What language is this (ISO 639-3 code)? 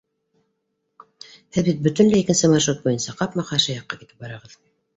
bak